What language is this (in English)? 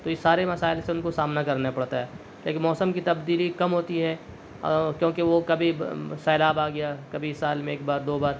Urdu